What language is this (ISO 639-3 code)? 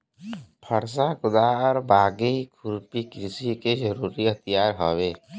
bho